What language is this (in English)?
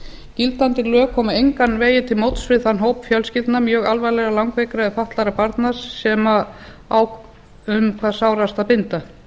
Icelandic